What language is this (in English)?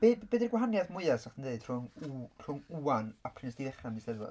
Welsh